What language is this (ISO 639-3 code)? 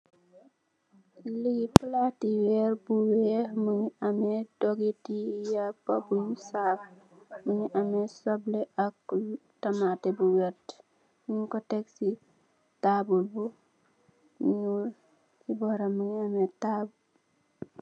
wol